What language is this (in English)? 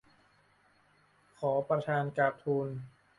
Thai